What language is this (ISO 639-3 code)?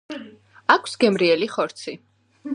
kat